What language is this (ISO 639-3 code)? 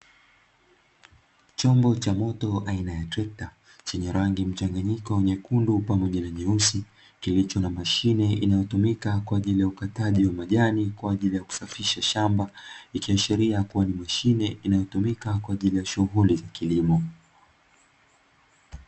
swa